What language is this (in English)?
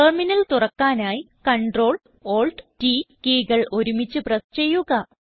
Malayalam